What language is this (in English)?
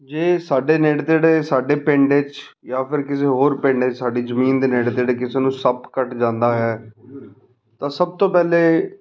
Punjabi